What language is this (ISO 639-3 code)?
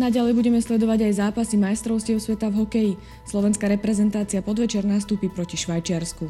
slk